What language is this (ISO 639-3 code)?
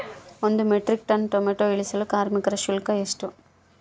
kan